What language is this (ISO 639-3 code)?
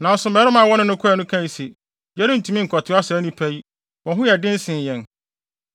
aka